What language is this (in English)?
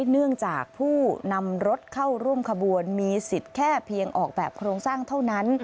Thai